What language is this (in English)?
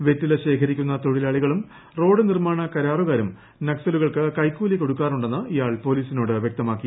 Malayalam